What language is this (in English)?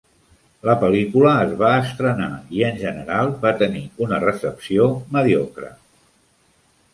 Catalan